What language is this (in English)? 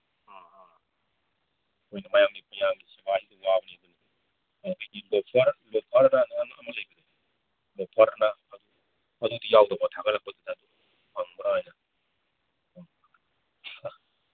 Manipuri